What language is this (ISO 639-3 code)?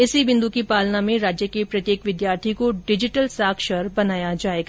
hin